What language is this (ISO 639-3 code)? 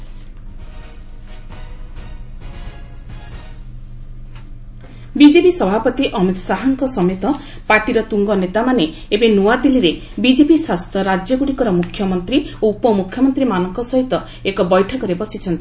ori